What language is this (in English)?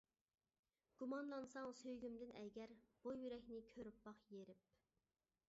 Uyghur